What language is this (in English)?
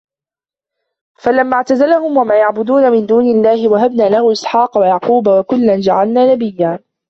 Arabic